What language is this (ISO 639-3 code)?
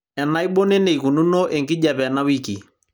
mas